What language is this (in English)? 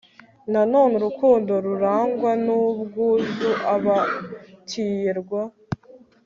Kinyarwanda